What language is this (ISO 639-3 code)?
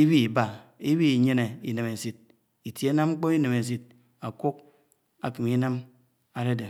anw